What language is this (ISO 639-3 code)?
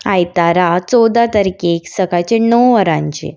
kok